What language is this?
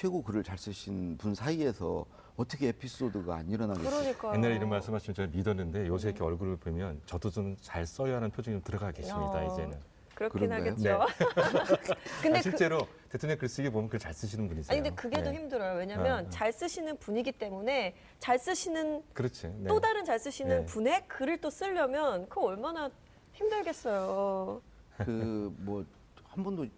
Korean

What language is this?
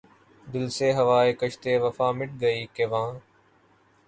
Urdu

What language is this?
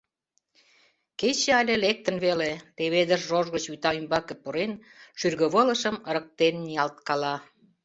Mari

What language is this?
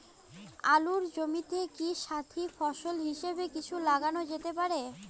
Bangla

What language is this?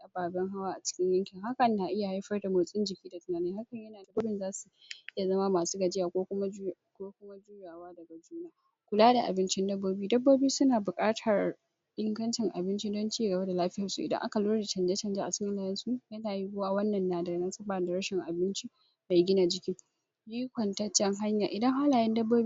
Hausa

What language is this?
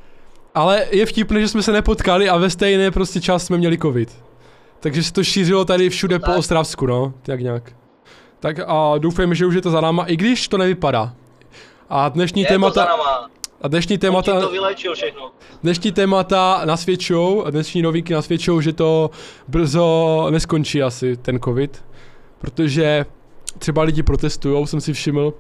Czech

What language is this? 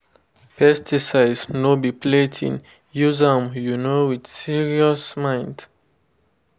Nigerian Pidgin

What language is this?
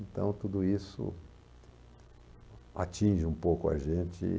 Portuguese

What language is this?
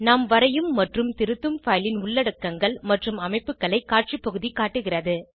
Tamil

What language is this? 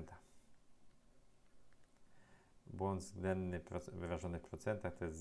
Polish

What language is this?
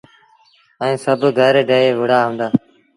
Sindhi Bhil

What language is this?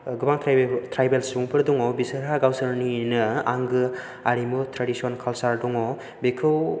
Bodo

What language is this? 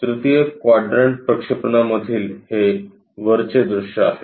Marathi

